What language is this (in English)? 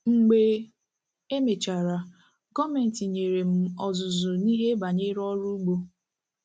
Igbo